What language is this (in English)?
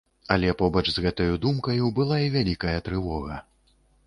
Belarusian